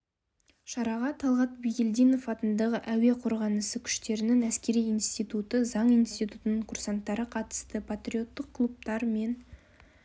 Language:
Kazakh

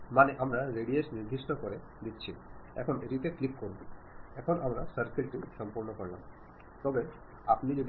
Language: Malayalam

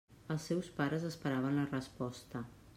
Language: Catalan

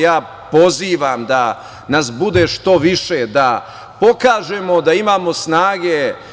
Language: Serbian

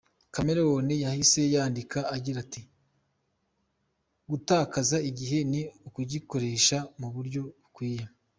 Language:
Kinyarwanda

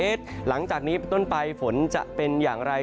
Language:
Thai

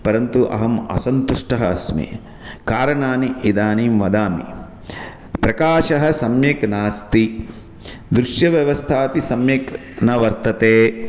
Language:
Sanskrit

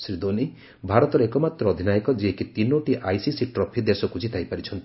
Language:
Odia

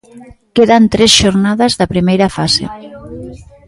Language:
Galician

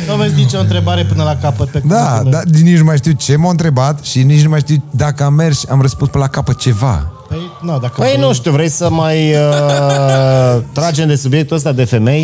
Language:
Romanian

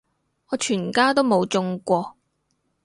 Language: Cantonese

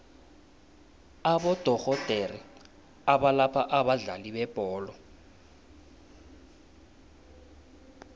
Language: South Ndebele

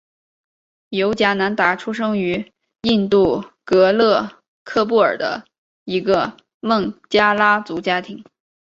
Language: Chinese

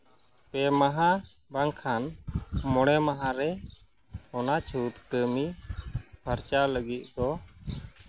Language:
Santali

